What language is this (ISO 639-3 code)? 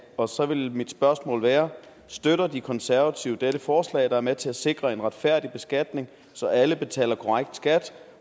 dan